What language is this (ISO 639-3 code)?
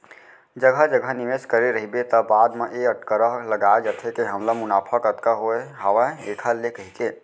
hne